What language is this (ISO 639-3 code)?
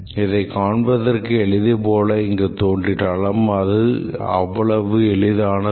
tam